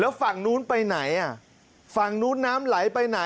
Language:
Thai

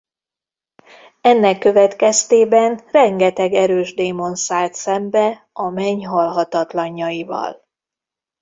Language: Hungarian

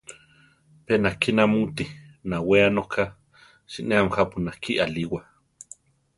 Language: Central Tarahumara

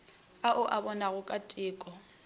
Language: Northern Sotho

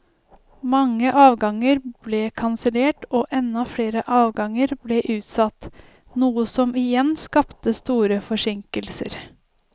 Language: Norwegian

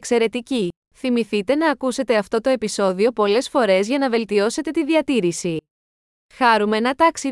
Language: Greek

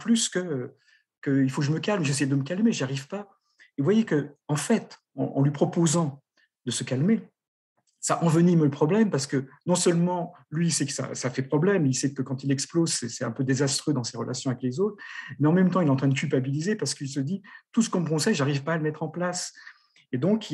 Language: French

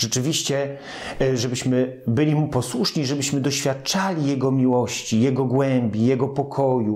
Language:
Polish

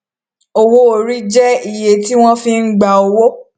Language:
Yoruba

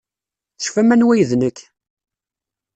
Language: Kabyle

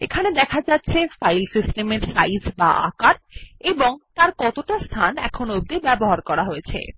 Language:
Bangla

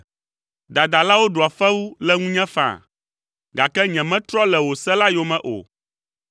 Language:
Ewe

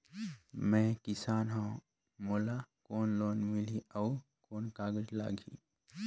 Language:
Chhattisgarhi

